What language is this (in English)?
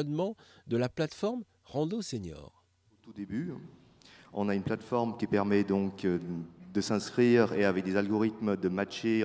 French